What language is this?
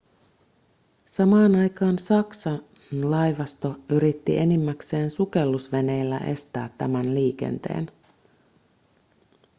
Finnish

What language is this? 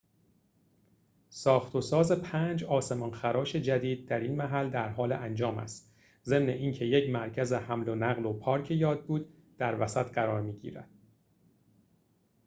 Persian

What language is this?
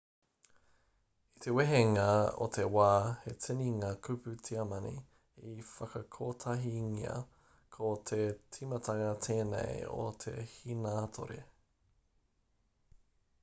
Māori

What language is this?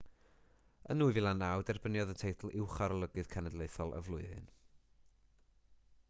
Welsh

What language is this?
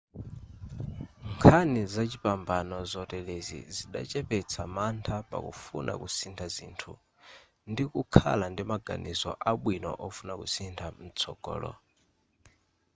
Nyanja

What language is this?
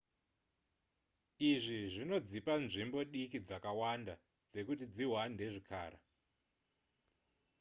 Shona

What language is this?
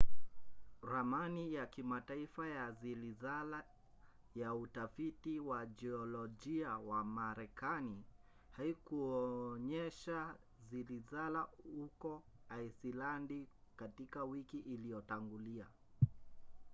Swahili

